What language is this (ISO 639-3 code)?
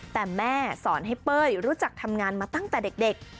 tha